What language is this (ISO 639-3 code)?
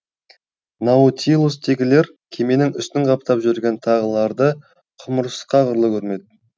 kaz